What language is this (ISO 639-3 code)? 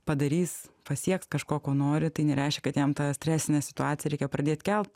lit